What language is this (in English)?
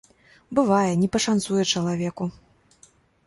Belarusian